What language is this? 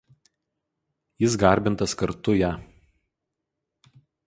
Lithuanian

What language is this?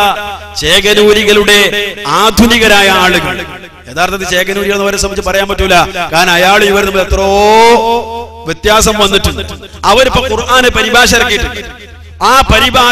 Malayalam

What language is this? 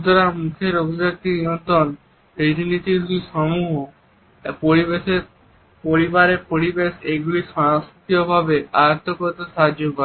Bangla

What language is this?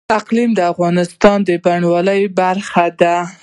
Pashto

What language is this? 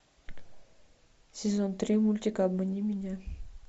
Russian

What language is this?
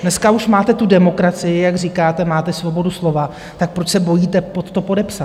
Czech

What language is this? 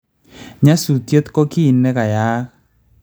Kalenjin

